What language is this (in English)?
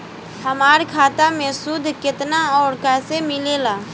Bhojpuri